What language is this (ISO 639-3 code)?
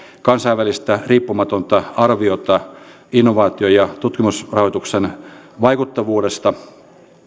fin